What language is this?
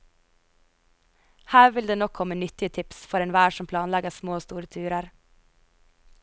Norwegian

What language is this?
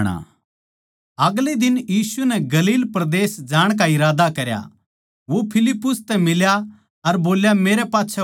Haryanvi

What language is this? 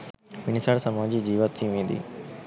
Sinhala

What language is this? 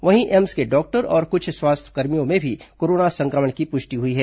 Hindi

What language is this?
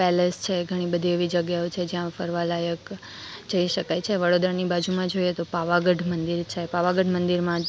Gujarati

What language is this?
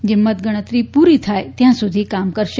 Gujarati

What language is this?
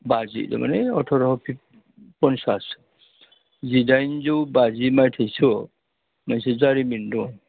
Bodo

